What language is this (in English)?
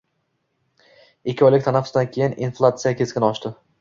Uzbek